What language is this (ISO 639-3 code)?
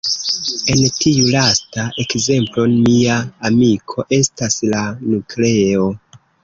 epo